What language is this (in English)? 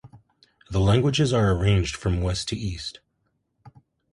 English